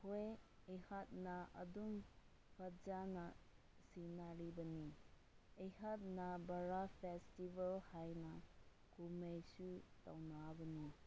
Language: Manipuri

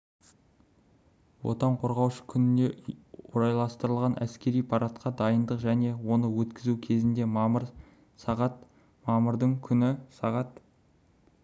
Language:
Kazakh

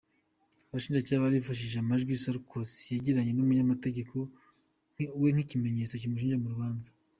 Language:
Kinyarwanda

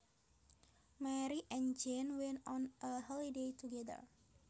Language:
Javanese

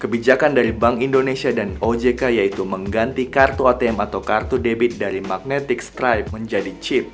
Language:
Indonesian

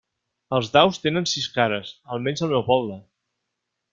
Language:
Catalan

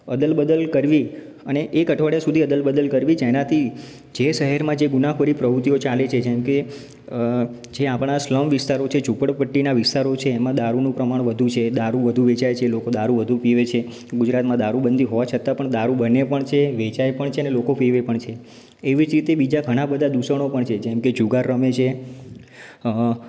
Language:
Gujarati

